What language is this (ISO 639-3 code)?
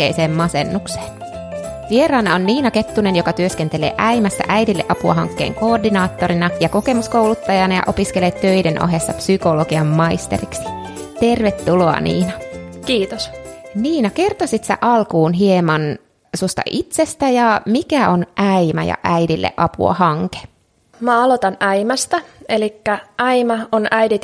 fin